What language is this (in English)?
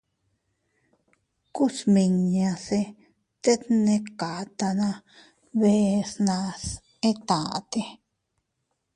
Teutila Cuicatec